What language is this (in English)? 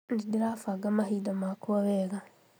Kikuyu